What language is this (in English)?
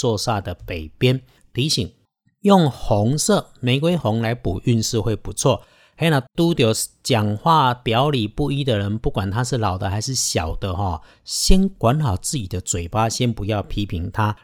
Chinese